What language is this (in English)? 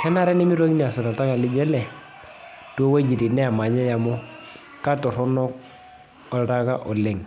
Masai